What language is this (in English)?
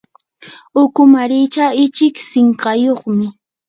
Yanahuanca Pasco Quechua